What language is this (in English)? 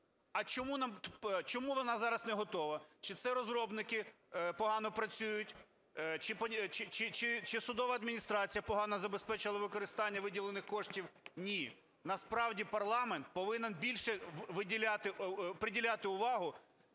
Ukrainian